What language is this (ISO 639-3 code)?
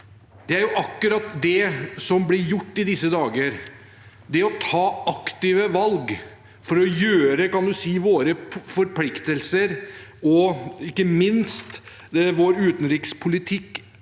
nor